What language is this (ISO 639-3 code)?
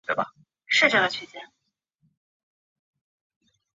zho